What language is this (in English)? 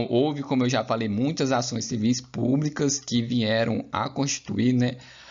Portuguese